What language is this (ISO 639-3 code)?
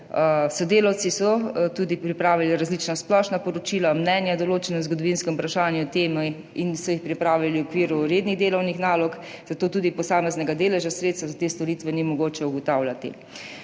slv